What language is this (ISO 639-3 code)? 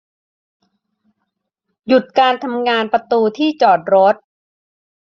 tha